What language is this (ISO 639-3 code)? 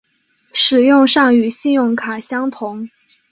zho